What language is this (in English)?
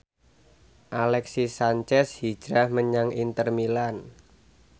Javanese